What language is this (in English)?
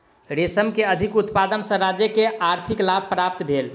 Maithili